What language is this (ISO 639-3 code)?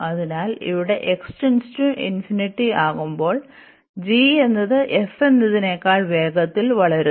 mal